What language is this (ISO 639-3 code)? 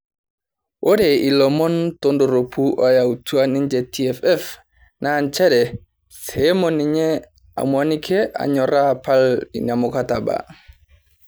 mas